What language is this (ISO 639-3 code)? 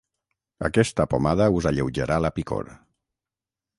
cat